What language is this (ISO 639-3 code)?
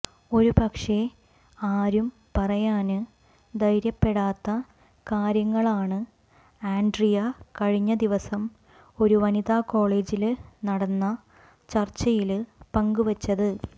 mal